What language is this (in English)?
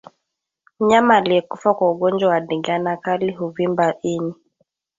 Swahili